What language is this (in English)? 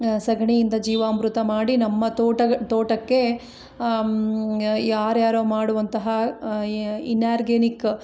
Kannada